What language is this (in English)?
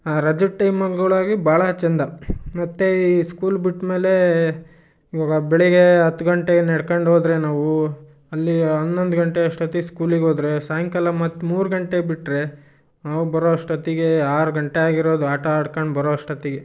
Kannada